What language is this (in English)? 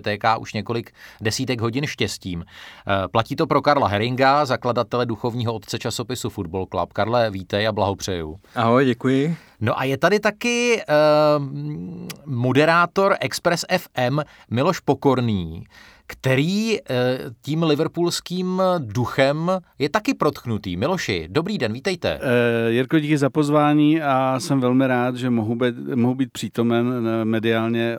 Czech